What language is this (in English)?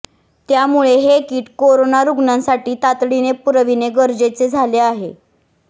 Marathi